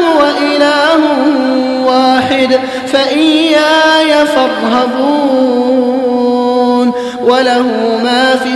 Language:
Arabic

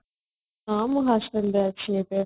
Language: Odia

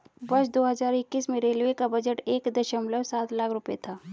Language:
Hindi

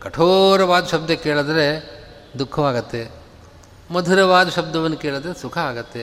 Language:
Kannada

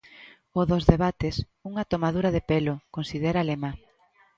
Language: Galician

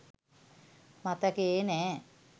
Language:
Sinhala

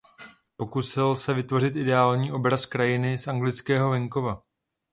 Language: Czech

